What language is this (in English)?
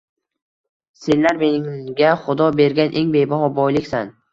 Uzbek